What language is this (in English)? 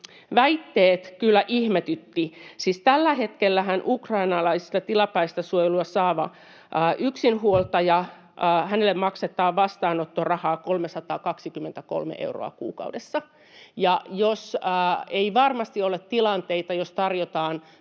Finnish